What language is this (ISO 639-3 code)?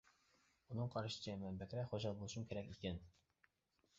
uig